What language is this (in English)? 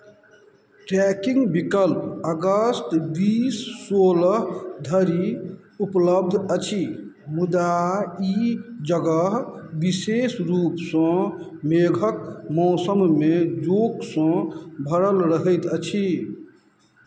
Maithili